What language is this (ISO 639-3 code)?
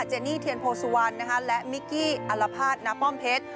tha